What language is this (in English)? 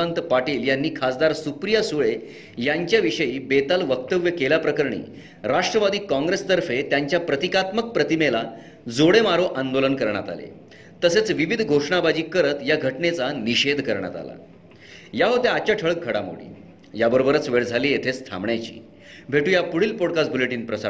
Marathi